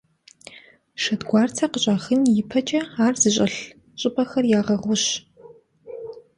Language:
Kabardian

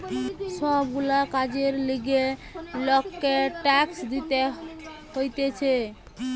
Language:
Bangla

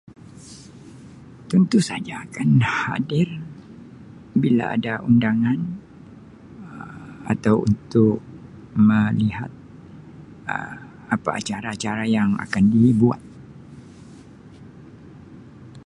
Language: Sabah Malay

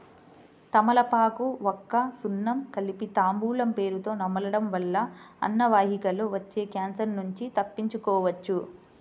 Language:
Telugu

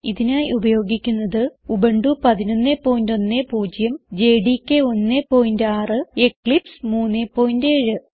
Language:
Malayalam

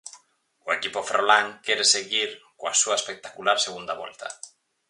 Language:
Galician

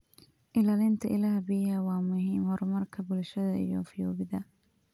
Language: Somali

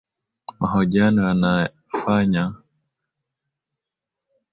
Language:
Swahili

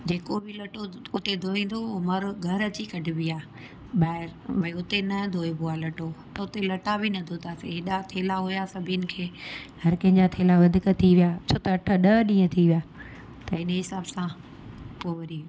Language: Sindhi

